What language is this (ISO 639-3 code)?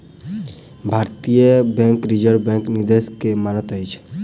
mai